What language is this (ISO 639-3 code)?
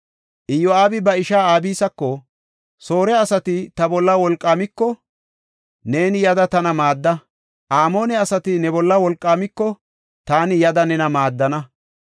gof